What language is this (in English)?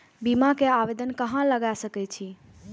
Maithili